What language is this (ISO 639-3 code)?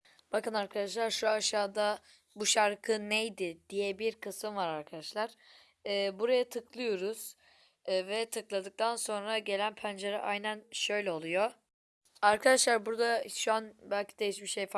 tur